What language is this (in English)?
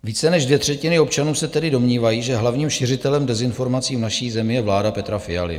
Czech